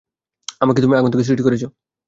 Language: Bangla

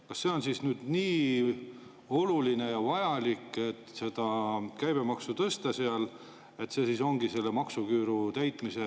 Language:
Estonian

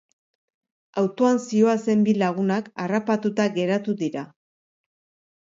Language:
Basque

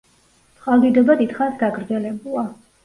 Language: Georgian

